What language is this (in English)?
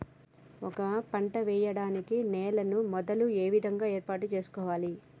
Telugu